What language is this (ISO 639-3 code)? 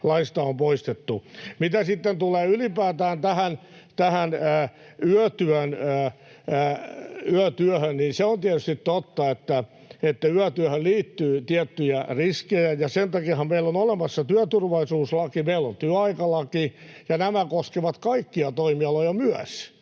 fin